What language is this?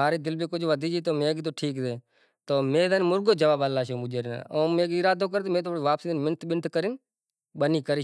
Kachi Koli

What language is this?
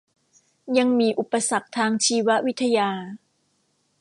Thai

